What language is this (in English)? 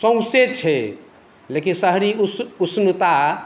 Maithili